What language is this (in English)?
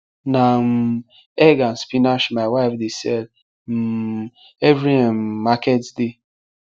Nigerian Pidgin